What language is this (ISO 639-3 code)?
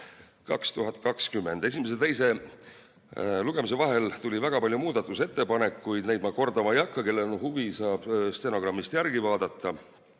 est